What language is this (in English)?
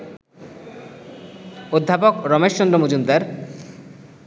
Bangla